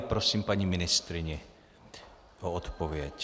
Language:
Czech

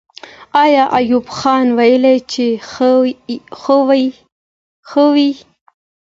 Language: Pashto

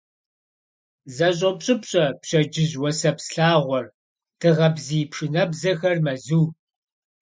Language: Kabardian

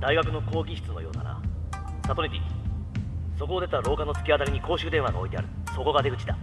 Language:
Japanese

